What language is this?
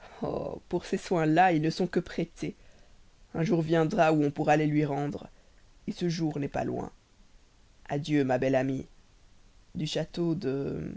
French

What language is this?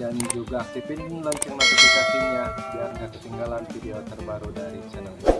Indonesian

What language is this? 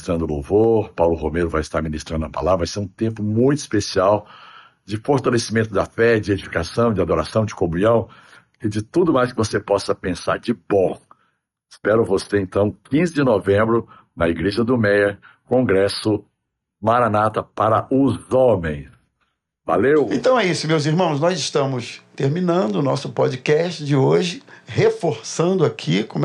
Portuguese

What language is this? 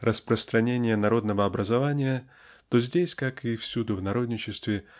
Russian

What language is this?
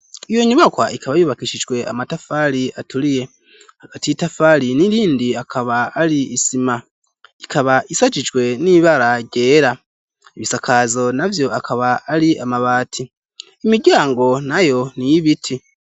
Rundi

